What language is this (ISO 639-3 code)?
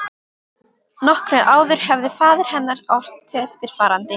isl